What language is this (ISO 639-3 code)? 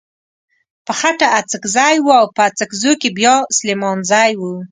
pus